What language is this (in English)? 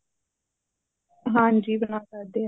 Punjabi